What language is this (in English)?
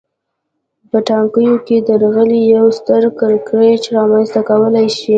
Pashto